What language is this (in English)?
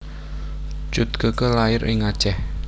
Javanese